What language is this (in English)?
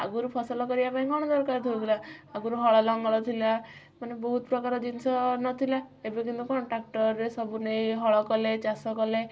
Odia